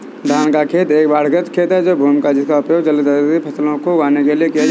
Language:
Hindi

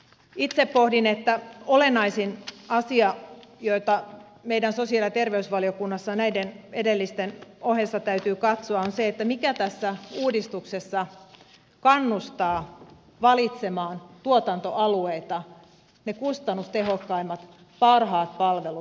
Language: Finnish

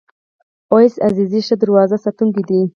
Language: Pashto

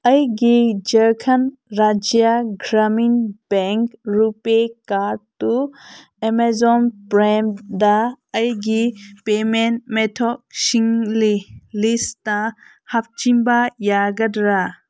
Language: Manipuri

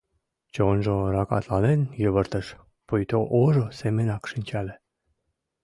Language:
Mari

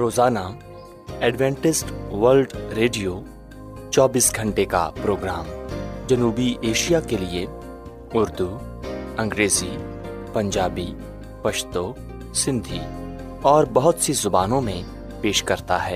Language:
Urdu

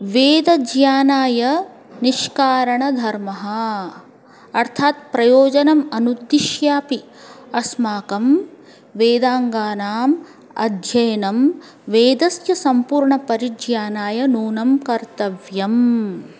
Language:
Sanskrit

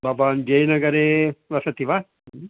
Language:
Sanskrit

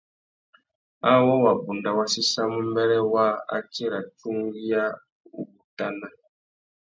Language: Tuki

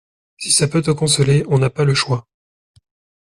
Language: French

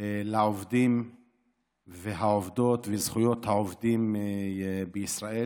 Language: Hebrew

